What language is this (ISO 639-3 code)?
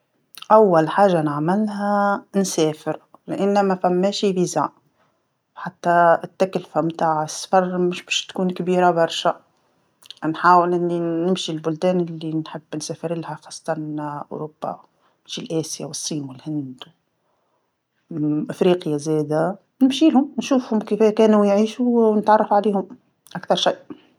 aeb